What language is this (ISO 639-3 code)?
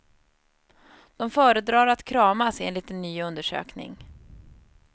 swe